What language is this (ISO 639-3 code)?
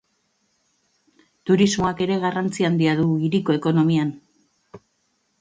eus